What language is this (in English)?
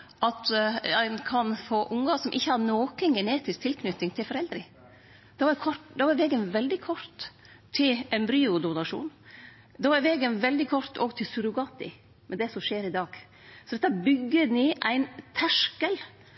Norwegian Nynorsk